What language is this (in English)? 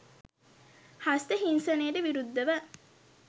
Sinhala